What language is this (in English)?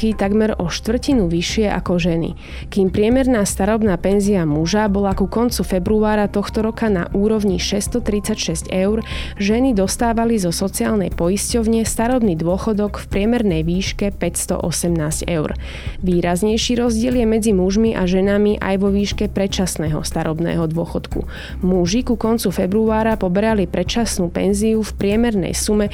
Slovak